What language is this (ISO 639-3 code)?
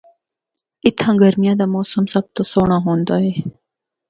hno